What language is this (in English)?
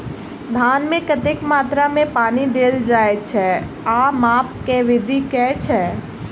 Maithili